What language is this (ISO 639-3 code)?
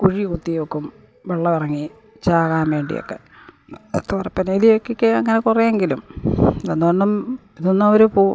mal